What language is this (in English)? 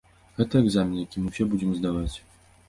Belarusian